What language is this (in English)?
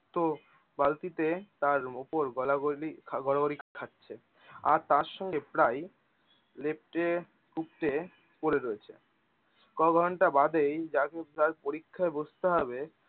Bangla